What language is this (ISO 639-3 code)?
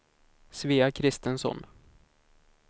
swe